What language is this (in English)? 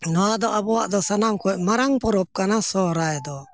Santali